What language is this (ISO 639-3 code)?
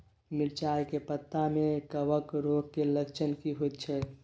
mai